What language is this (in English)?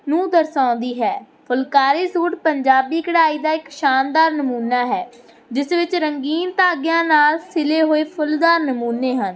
Punjabi